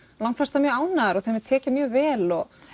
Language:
Icelandic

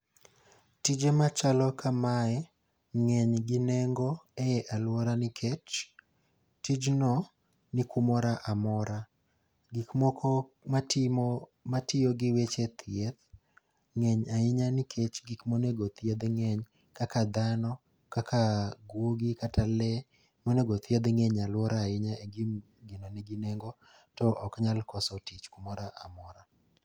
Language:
Luo (Kenya and Tanzania)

